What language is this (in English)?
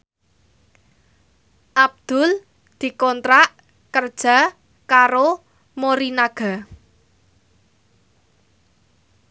Javanese